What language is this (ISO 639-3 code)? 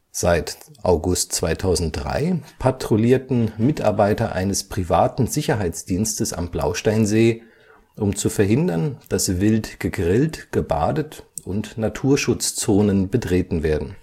deu